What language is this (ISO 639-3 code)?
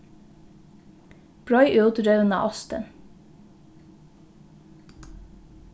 fao